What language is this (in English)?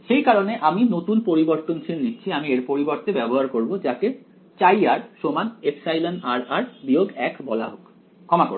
Bangla